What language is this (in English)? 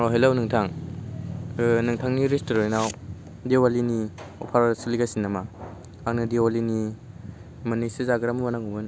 Bodo